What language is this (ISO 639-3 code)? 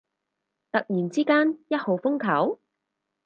yue